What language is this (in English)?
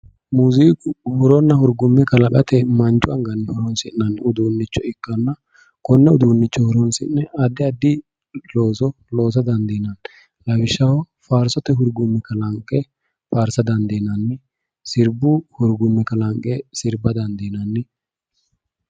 Sidamo